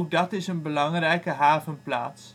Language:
Dutch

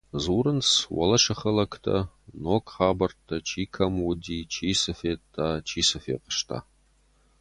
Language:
Ossetic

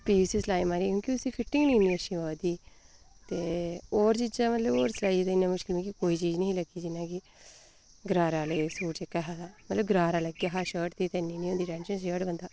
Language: Dogri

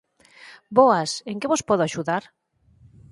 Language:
Galician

